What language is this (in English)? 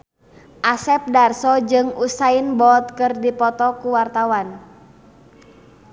Sundanese